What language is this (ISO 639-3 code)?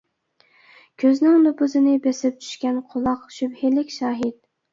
uig